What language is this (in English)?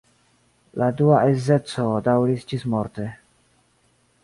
Esperanto